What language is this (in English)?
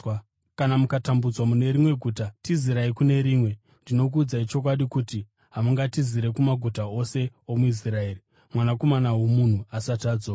Shona